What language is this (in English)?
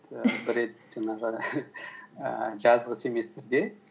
Kazakh